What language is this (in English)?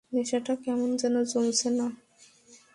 Bangla